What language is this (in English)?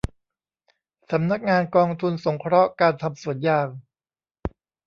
Thai